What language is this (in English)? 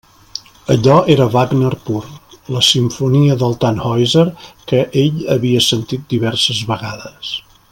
Catalan